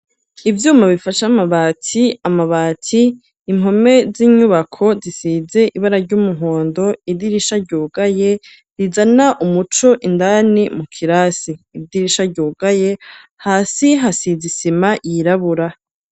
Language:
Rundi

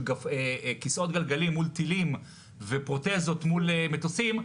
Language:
Hebrew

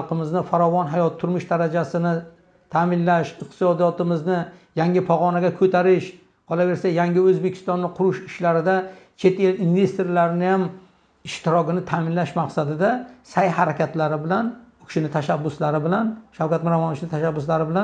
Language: Turkish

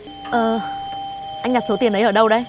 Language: Vietnamese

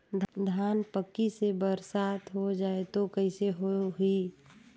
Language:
Chhattisgarhi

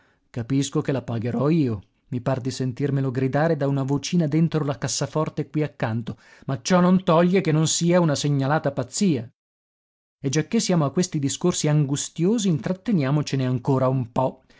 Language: Italian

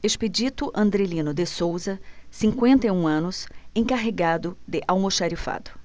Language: Portuguese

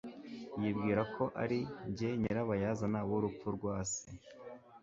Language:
Kinyarwanda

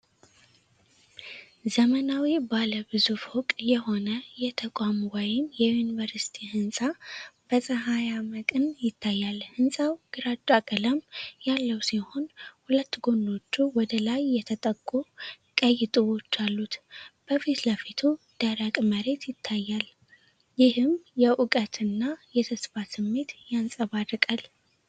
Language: Amharic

